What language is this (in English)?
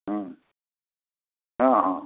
Sanskrit